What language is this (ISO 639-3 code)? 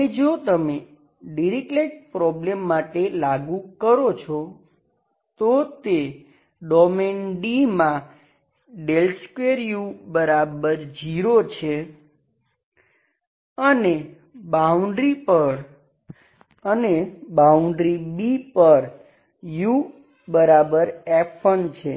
guj